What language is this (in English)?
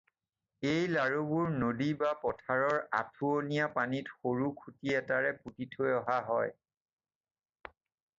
Assamese